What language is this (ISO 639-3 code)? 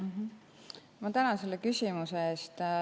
est